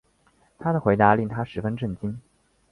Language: Chinese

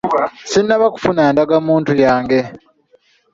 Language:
Ganda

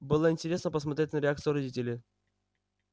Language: Russian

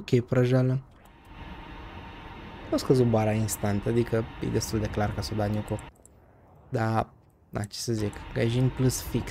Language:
Romanian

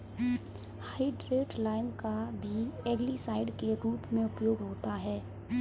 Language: Hindi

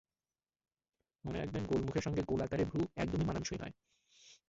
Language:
Bangla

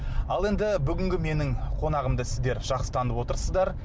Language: Kazakh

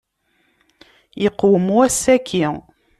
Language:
Kabyle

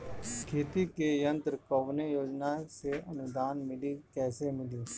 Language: Bhojpuri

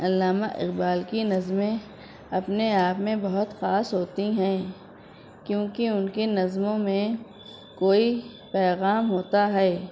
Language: Urdu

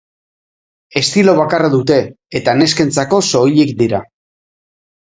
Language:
Basque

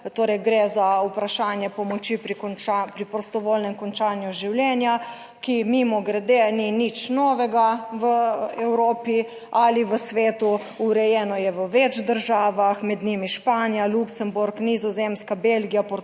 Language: Slovenian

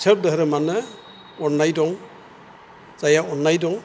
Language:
Bodo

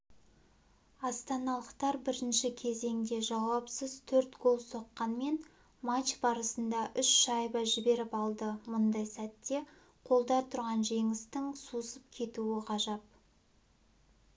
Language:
Kazakh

